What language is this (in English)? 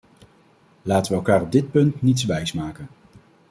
Dutch